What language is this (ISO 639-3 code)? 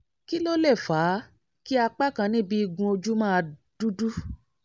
yor